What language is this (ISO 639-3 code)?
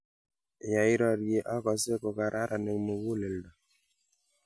kln